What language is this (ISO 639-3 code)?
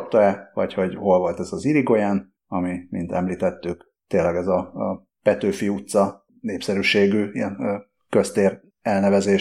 hun